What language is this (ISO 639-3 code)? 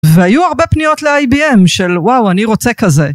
heb